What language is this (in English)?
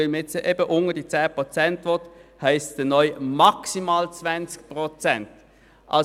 Swiss German